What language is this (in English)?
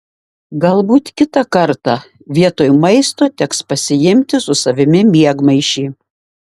Lithuanian